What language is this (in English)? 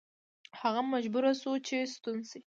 Pashto